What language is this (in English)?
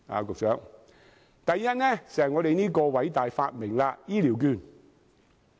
Cantonese